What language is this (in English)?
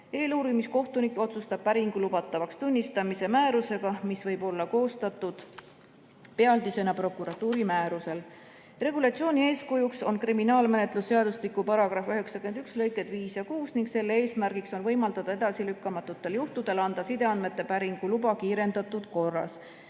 Estonian